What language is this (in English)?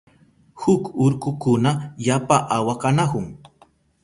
Southern Pastaza Quechua